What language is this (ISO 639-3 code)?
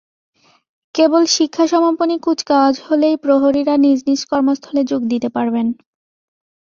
ben